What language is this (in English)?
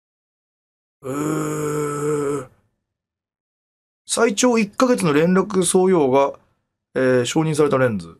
Japanese